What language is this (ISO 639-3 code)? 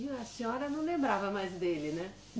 por